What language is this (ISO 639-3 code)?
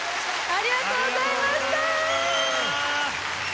jpn